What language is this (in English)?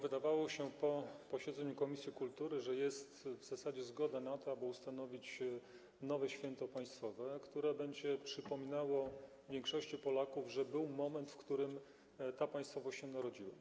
Polish